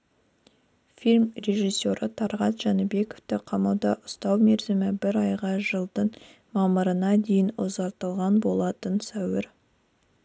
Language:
Kazakh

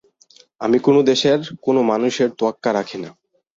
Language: Bangla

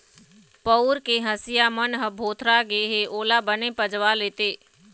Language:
Chhattisgarhi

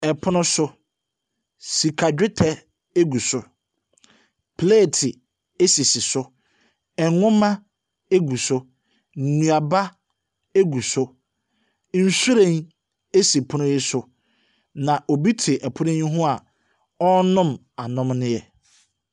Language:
Akan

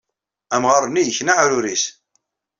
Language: Kabyle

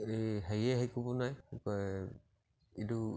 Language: Assamese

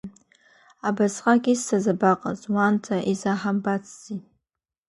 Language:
Abkhazian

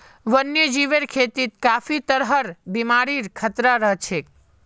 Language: Magahi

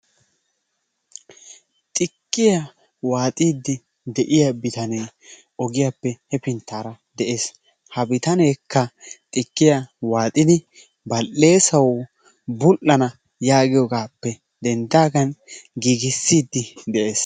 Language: Wolaytta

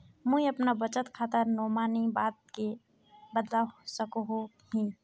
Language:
Magahi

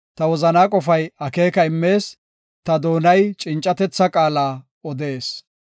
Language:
Gofa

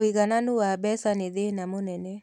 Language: Kikuyu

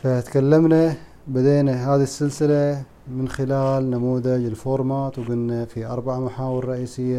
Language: Arabic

